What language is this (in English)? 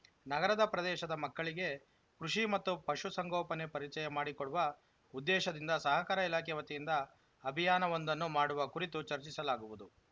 Kannada